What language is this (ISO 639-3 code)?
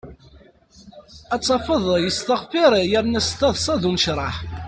kab